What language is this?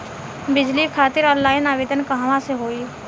Bhojpuri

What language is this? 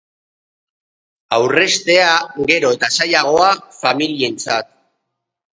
Basque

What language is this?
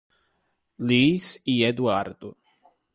Portuguese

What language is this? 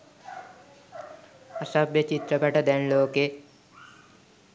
Sinhala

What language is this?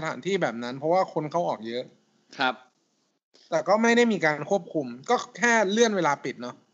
Thai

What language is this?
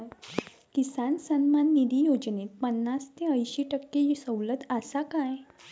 Marathi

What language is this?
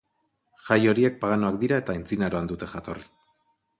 Basque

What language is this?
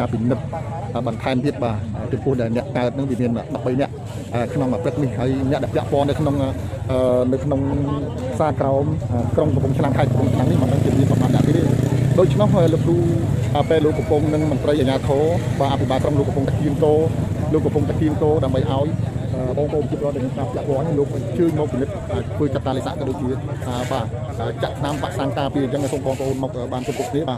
Thai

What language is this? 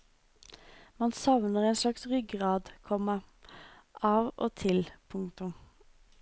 Norwegian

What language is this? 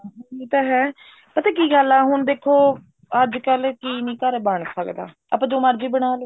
Punjabi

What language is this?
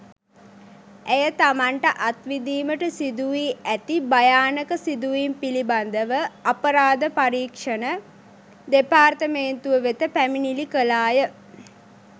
Sinhala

